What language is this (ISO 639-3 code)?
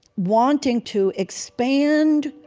eng